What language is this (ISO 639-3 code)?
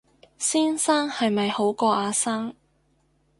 yue